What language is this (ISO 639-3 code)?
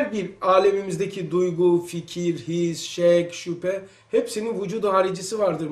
tur